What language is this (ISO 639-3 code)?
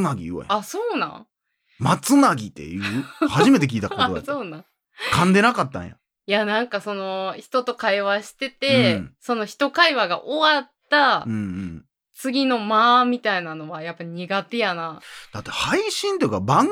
jpn